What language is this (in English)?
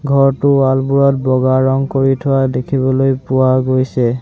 Assamese